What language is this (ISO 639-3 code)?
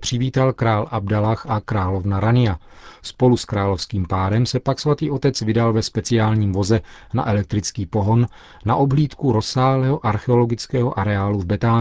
ces